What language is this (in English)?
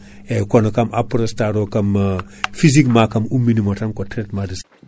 Fula